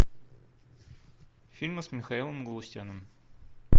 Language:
Russian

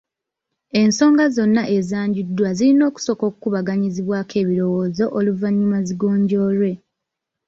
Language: Ganda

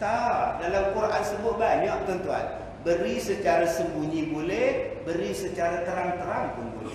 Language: Malay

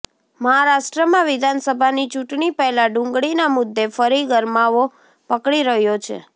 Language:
Gujarati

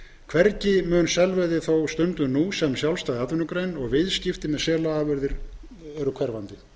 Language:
Icelandic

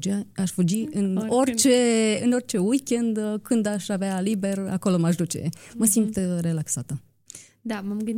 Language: Romanian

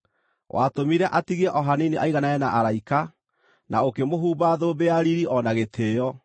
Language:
Kikuyu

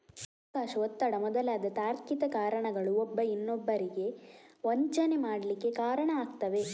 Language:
Kannada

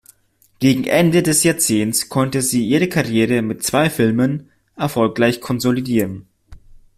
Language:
German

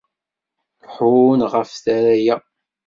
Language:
Kabyle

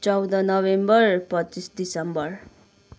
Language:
Nepali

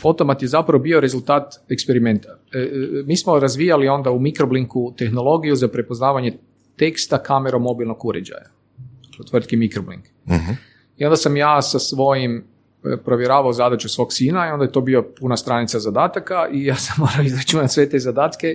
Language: Croatian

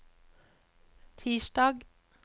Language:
Norwegian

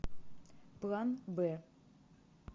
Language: Russian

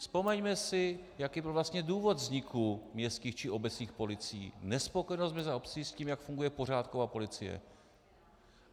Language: Czech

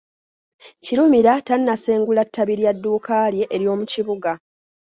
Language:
Ganda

